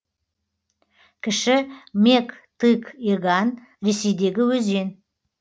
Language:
Kazakh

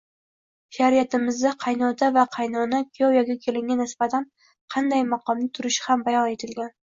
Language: Uzbek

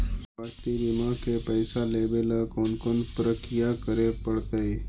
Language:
Magahi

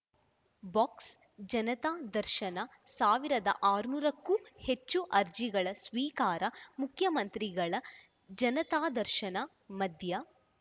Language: Kannada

